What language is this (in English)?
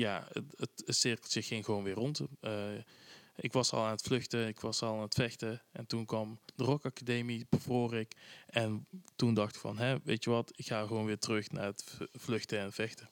Dutch